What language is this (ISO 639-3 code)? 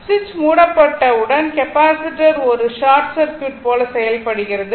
tam